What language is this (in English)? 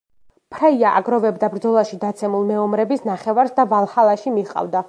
Georgian